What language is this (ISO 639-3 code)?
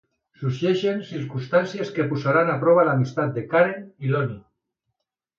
cat